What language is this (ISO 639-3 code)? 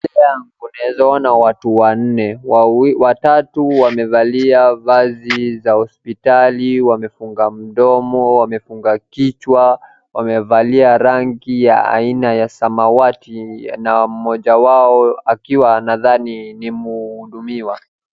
swa